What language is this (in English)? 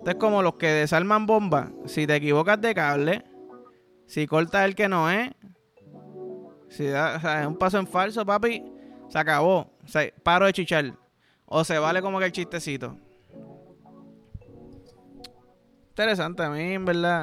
Spanish